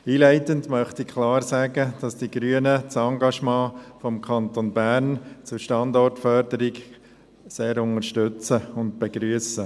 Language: Swiss German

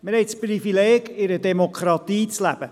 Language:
Swiss German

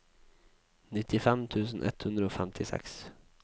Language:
Norwegian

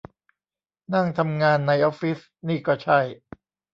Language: Thai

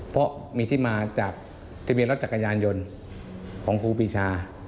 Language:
Thai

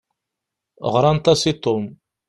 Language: Kabyle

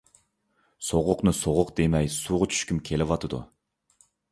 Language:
Uyghur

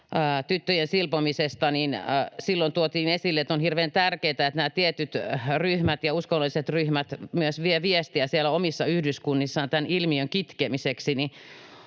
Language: Finnish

